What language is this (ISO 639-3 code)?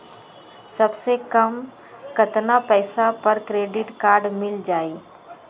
mag